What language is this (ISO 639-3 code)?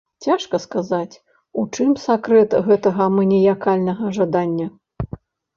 bel